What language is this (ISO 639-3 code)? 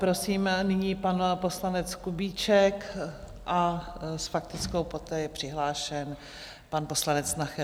ces